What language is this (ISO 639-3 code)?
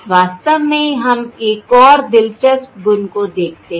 hin